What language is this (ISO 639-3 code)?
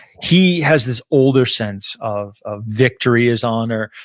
eng